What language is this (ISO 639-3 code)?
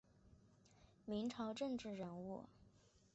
zho